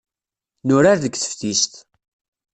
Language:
Kabyle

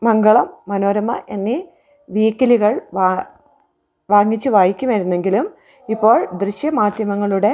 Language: Malayalam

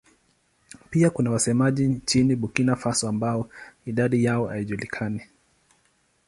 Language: Swahili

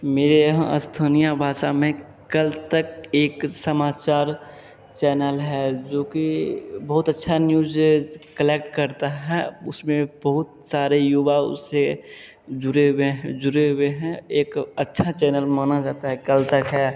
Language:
Hindi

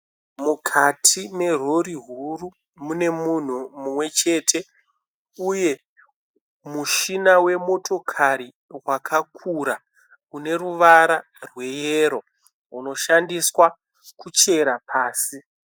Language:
Shona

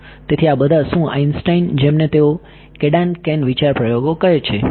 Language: Gujarati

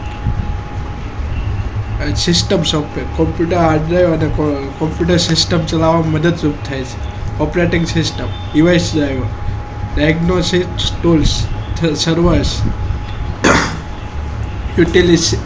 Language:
Gujarati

